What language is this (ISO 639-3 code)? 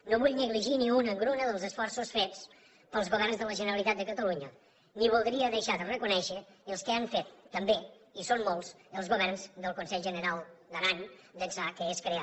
cat